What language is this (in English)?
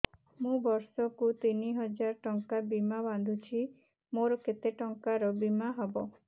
Odia